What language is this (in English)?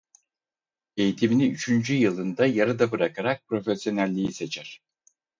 Turkish